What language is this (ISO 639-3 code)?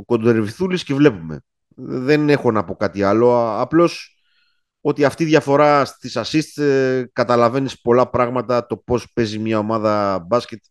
ell